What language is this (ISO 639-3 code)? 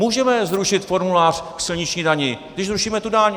ces